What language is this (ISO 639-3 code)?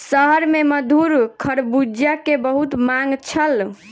mai